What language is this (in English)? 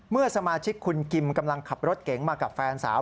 Thai